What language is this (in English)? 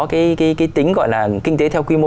Vietnamese